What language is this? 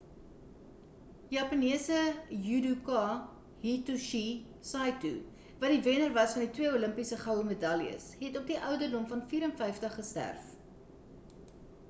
Afrikaans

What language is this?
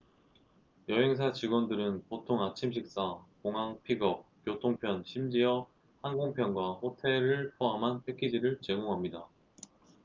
Korean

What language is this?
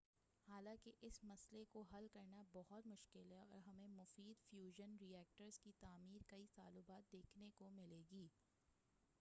Urdu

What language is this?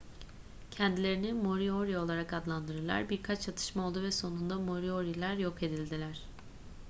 Turkish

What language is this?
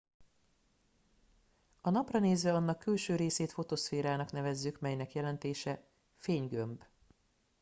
Hungarian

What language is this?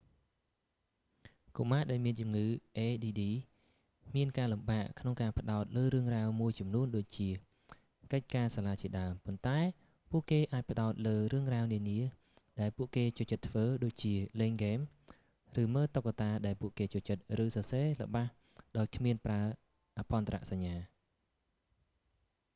Khmer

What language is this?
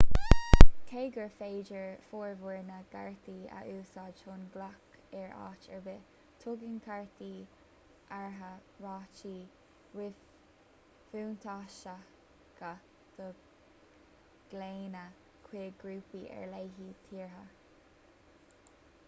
Irish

